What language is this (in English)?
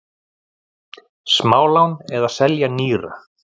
Icelandic